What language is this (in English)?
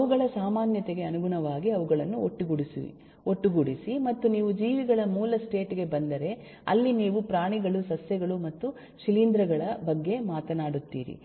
Kannada